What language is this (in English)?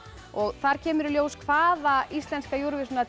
Icelandic